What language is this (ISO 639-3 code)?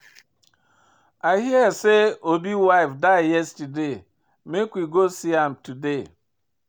pcm